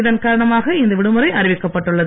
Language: Tamil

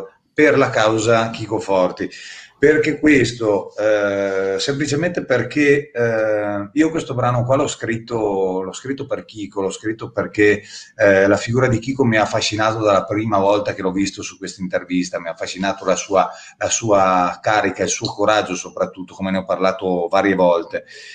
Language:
Italian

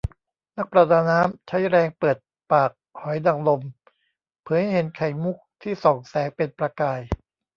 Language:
Thai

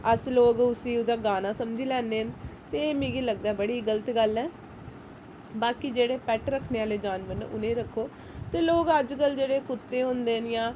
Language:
Dogri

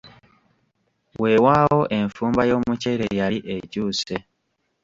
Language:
Ganda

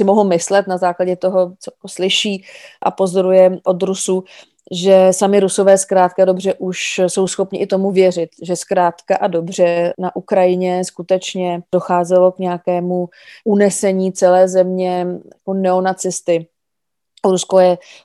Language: Czech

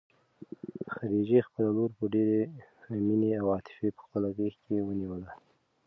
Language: Pashto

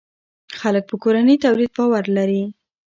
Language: Pashto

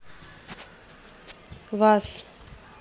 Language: Russian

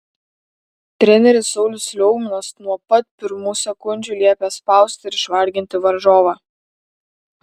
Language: Lithuanian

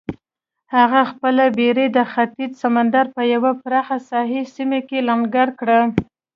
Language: Pashto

